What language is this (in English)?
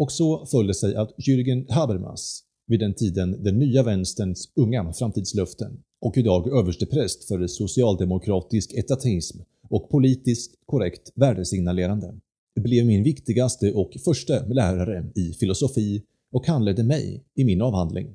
Swedish